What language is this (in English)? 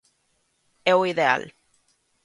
Galician